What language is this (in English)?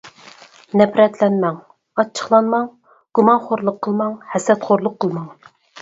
Uyghur